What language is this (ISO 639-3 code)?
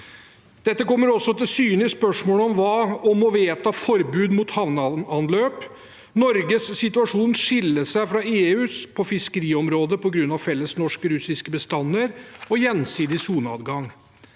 nor